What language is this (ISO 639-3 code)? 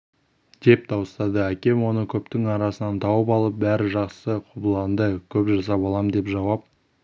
kaz